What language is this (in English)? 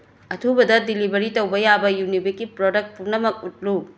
Manipuri